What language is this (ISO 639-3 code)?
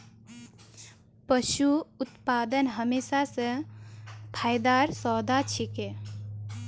mag